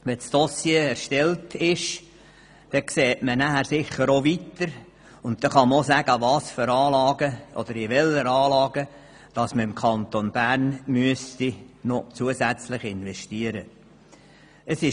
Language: Swiss German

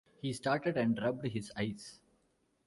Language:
English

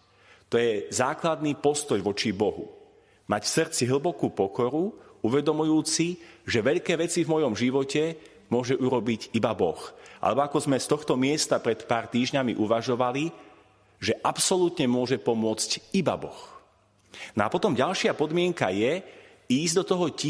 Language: Slovak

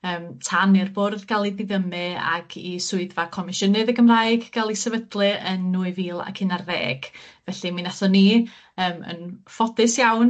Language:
Welsh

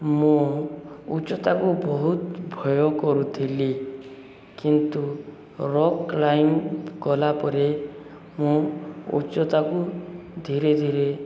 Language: Odia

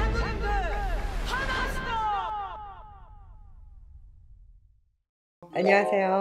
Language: Korean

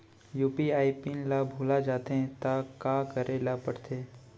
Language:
Chhattisgarhi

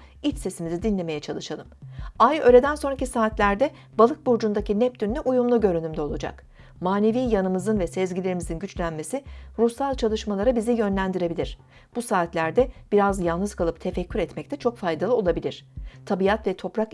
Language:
Turkish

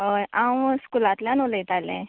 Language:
Konkani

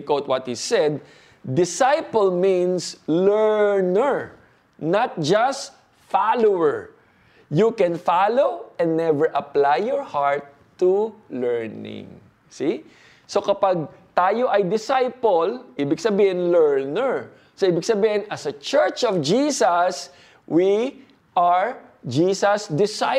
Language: Filipino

